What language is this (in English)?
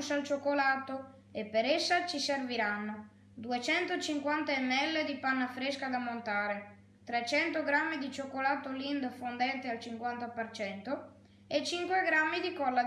Italian